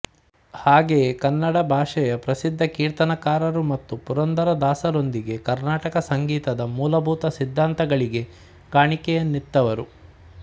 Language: Kannada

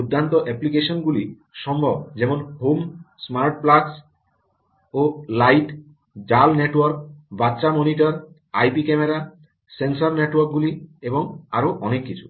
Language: Bangla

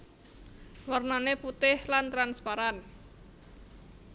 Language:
Javanese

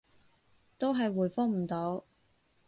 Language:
Cantonese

